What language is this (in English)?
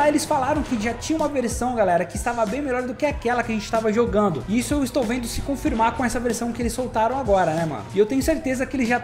Portuguese